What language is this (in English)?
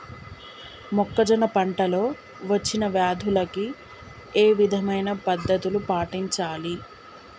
Telugu